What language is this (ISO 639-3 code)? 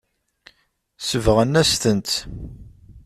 kab